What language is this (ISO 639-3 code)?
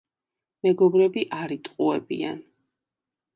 kat